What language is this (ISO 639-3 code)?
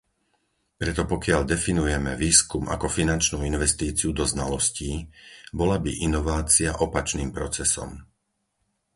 slk